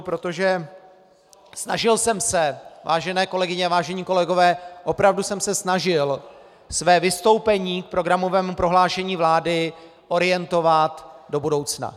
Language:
Czech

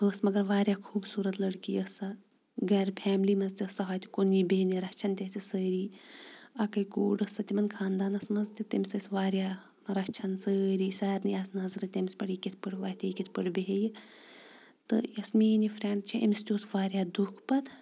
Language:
Kashmiri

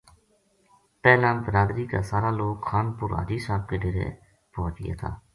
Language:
Gujari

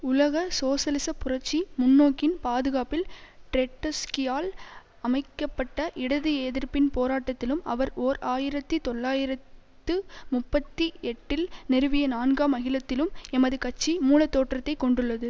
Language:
Tamil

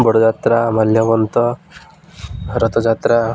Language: Odia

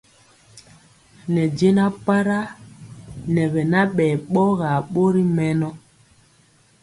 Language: Mpiemo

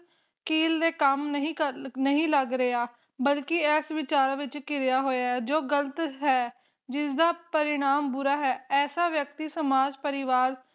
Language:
Punjabi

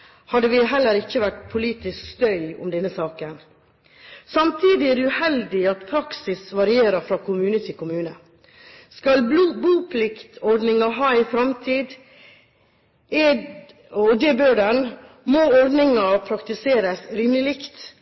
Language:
Norwegian Bokmål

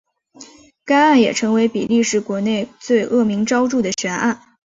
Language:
Chinese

